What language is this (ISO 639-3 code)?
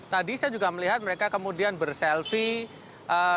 ind